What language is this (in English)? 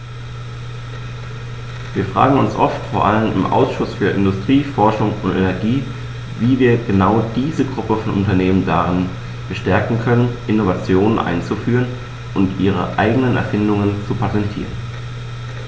German